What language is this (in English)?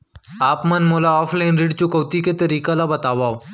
Chhattisgarhi